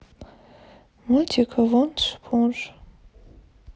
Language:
Russian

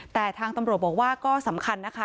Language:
Thai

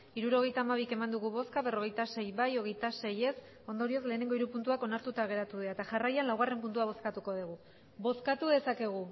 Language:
Basque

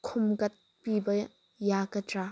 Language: Manipuri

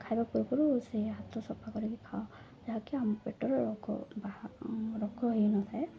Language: Odia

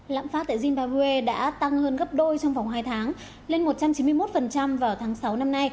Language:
Vietnamese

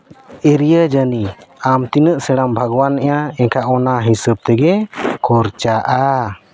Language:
Santali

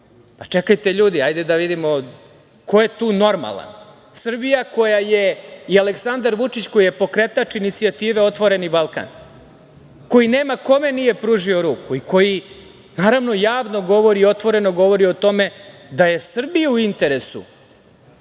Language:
Serbian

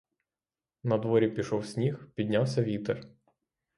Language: Ukrainian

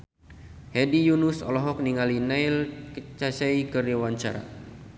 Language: Sundanese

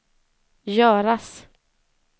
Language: Swedish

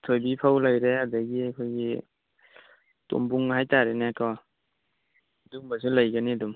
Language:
Manipuri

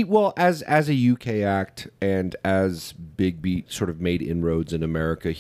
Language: English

